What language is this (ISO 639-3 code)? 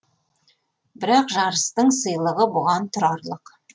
kaz